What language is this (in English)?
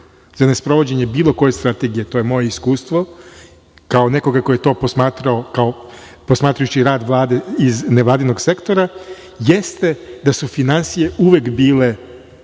Serbian